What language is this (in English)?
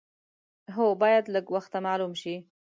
Pashto